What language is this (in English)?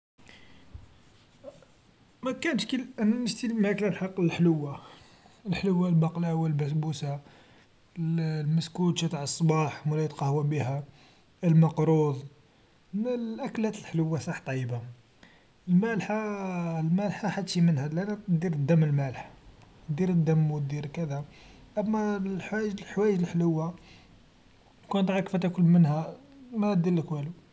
Algerian Arabic